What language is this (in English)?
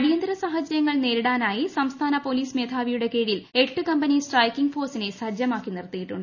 Malayalam